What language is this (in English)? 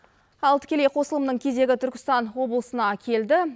Kazakh